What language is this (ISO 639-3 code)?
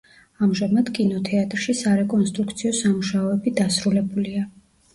kat